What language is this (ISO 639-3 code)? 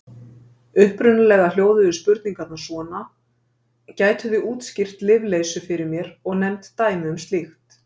isl